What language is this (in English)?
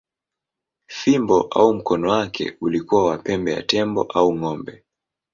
Swahili